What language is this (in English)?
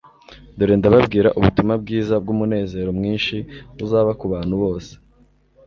Kinyarwanda